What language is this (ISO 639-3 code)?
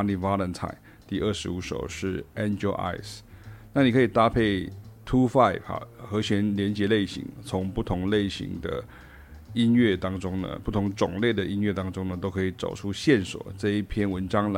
zho